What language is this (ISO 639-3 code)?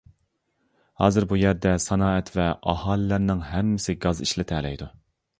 uig